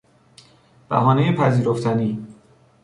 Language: Persian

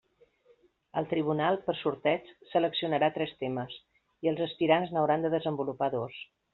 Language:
Catalan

